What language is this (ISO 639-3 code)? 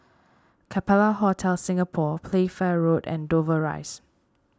eng